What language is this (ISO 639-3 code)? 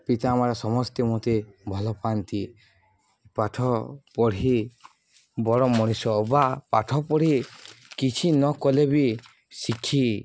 ori